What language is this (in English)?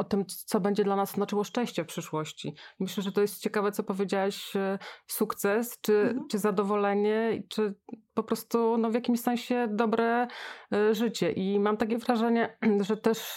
Polish